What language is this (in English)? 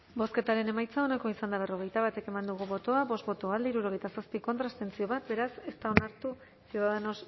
Basque